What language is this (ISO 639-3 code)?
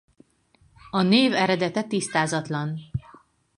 hun